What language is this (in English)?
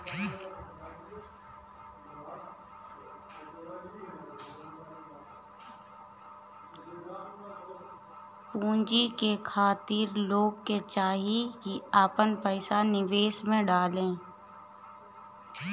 Bhojpuri